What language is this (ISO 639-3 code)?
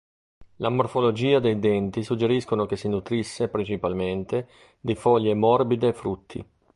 ita